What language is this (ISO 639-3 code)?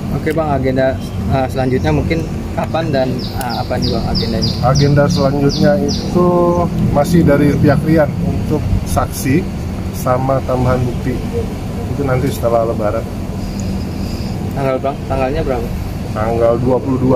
ind